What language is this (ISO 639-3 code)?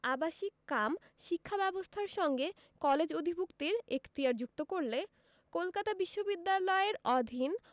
ben